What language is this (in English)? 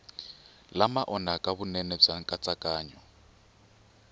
Tsonga